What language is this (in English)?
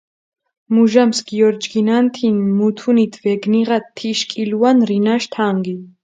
Mingrelian